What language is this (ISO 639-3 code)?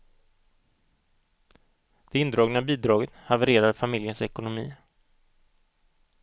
swe